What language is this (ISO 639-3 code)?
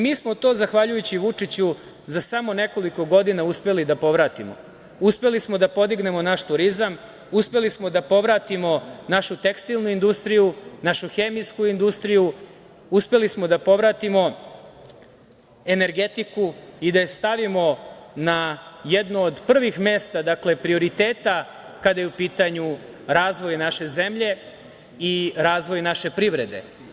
srp